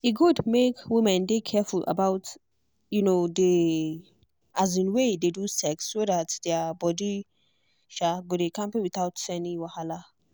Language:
Nigerian Pidgin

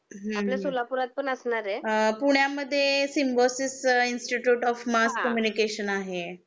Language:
Marathi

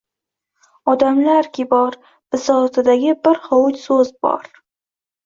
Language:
Uzbek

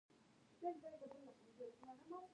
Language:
Pashto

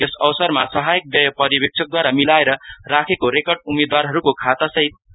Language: Nepali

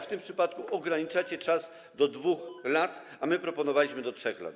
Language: Polish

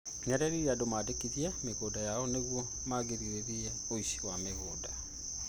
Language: Kikuyu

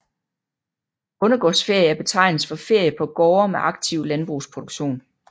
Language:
Danish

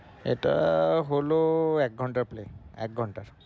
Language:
Bangla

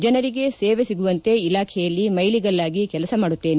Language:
Kannada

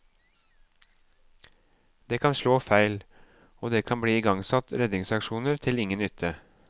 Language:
Norwegian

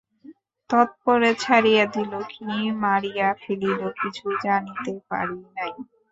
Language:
Bangla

